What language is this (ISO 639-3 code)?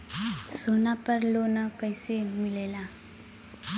bho